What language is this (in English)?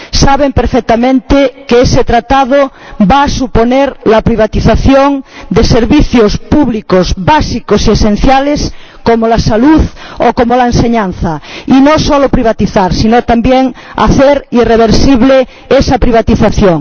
Spanish